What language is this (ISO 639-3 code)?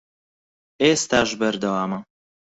ckb